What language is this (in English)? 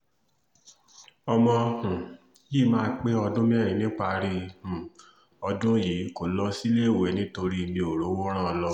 Yoruba